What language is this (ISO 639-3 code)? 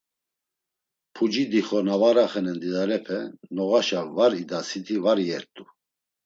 lzz